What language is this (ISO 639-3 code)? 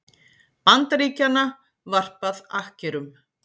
isl